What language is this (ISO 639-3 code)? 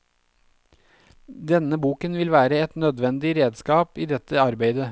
nor